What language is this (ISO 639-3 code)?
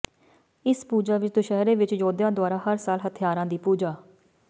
pan